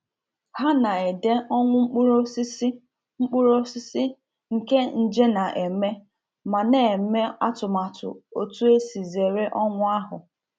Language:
Igbo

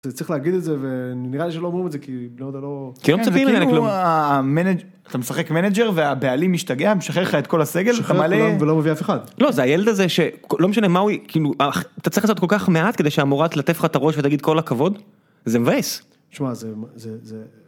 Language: Hebrew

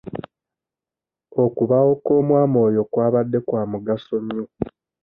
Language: Ganda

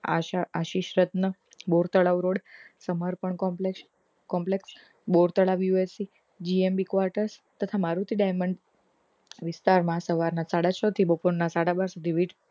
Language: Gujarati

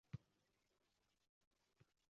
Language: Uzbek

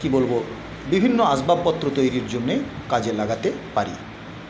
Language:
Bangla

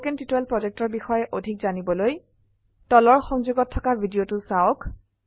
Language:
Assamese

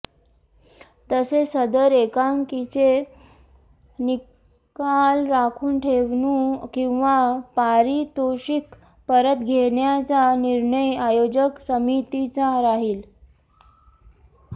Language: Marathi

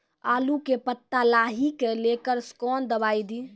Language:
Maithili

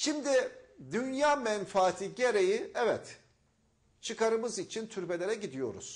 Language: Turkish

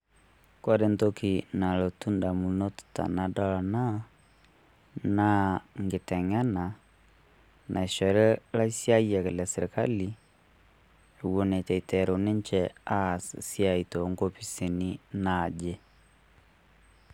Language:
Masai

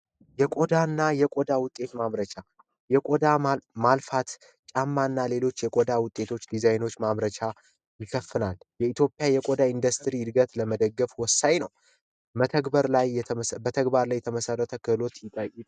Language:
Amharic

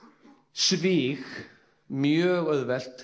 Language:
Icelandic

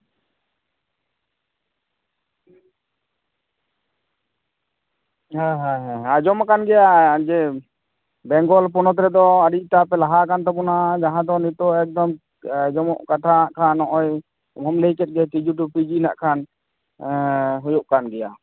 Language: Santali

